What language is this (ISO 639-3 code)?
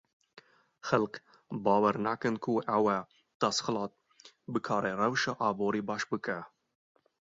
kur